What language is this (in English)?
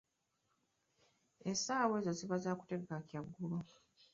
Ganda